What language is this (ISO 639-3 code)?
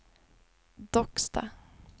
swe